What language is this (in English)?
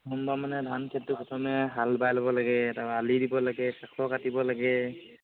Assamese